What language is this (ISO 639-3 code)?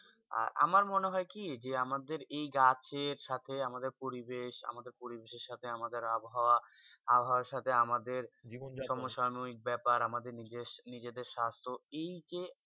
ben